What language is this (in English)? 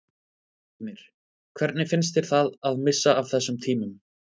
Icelandic